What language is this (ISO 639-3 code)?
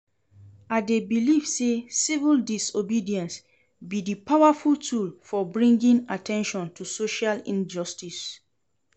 pcm